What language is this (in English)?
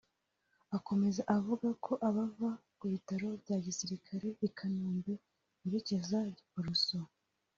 Kinyarwanda